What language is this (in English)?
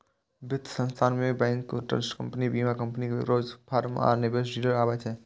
Maithili